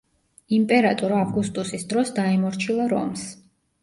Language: Georgian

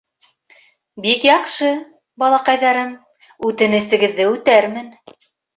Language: Bashkir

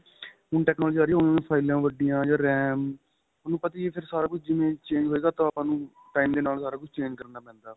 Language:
Punjabi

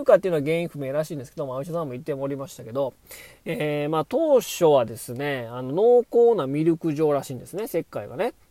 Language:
Japanese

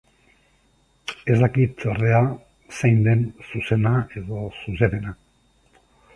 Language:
Basque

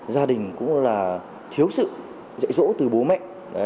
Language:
Vietnamese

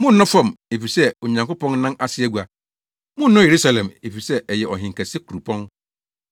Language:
Akan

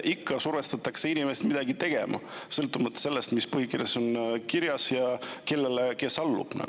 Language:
Estonian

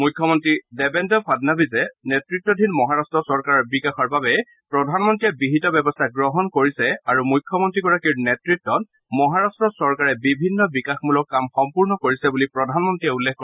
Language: Assamese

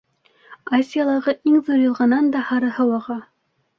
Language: Bashkir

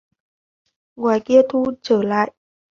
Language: Vietnamese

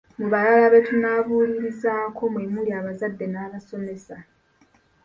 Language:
Ganda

